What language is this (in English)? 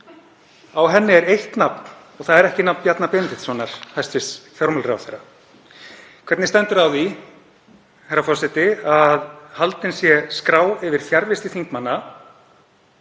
Icelandic